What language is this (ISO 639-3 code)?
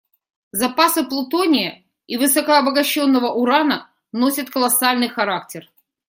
rus